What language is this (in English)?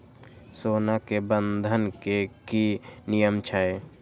Maithili